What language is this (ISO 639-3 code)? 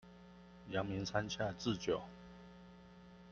zho